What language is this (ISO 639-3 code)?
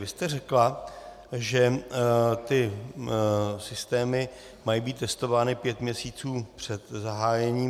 ces